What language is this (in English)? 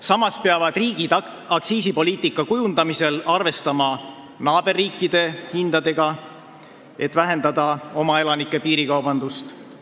Estonian